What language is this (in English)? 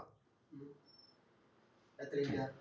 Malayalam